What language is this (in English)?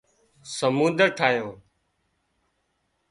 Wadiyara Koli